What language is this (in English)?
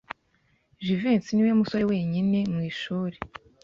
Kinyarwanda